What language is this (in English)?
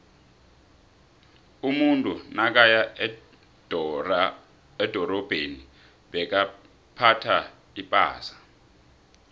South Ndebele